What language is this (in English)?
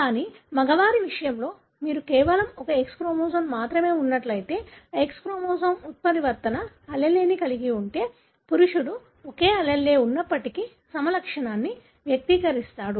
Telugu